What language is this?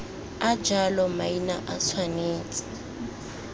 Tswana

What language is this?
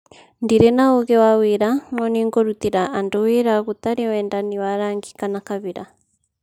Kikuyu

